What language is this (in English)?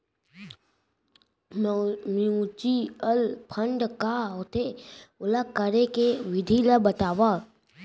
Chhattisgarhi